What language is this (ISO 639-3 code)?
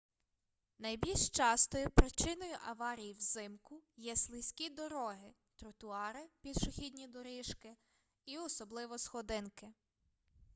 ukr